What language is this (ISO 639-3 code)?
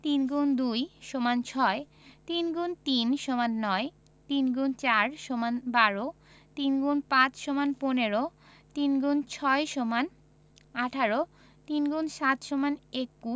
ben